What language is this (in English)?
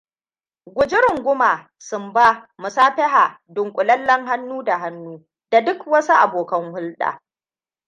Hausa